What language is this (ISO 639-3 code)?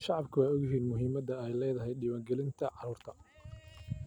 som